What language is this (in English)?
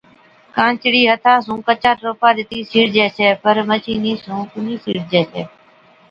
Od